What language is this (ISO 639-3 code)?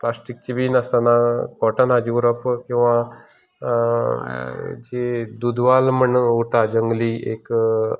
kok